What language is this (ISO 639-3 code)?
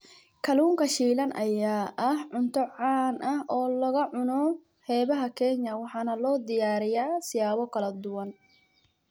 som